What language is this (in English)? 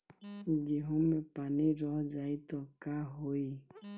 Bhojpuri